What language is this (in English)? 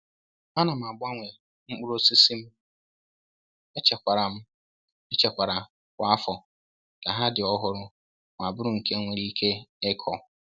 Igbo